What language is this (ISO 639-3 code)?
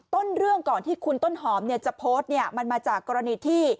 tha